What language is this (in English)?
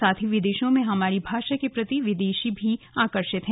Hindi